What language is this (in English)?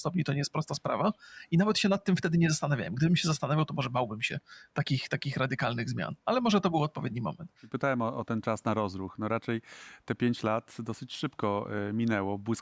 Polish